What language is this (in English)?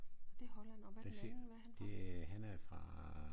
Danish